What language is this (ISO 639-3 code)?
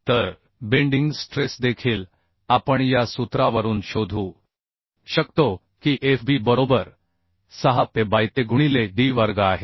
mar